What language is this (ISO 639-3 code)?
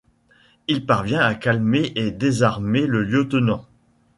fra